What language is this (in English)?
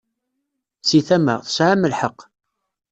Kabyle